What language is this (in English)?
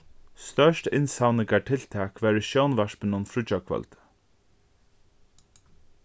Faroese